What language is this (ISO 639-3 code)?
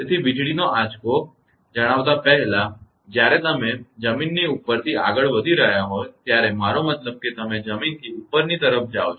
guj